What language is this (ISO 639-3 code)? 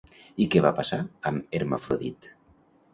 cat